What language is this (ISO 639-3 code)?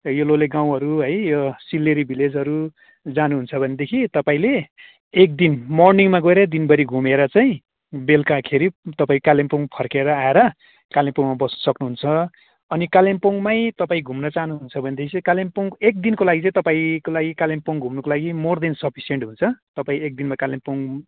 nep